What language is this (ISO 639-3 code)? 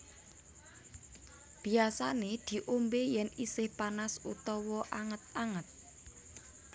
jav